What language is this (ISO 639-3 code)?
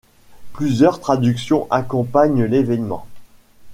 fra